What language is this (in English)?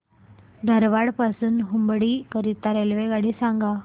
Marathi